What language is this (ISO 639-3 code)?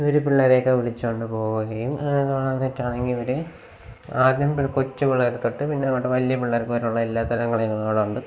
mal